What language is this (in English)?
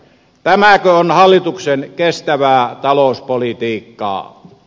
Finnish